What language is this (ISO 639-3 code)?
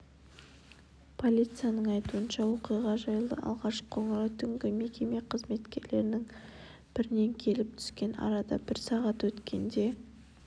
kaz